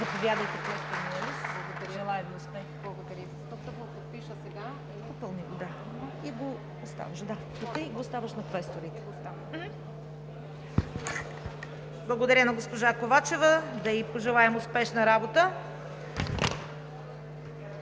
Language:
Bulgarian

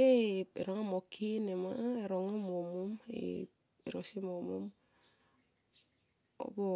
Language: Tomoip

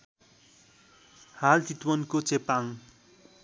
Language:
Nepali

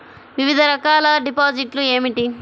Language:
Telugu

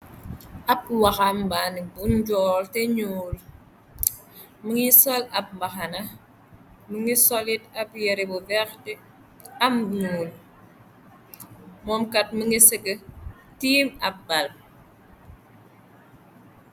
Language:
Wolof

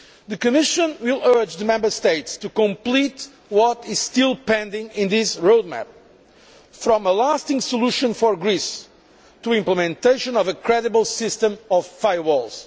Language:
English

